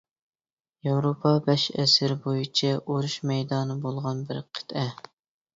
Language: Uyghur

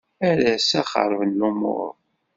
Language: Kabyle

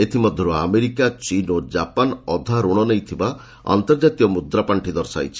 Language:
Odia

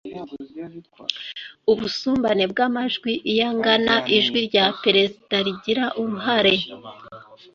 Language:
Kinyarwanda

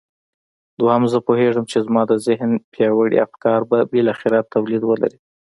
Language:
Pashto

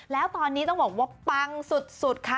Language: Thai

